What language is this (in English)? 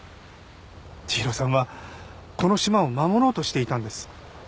Japanese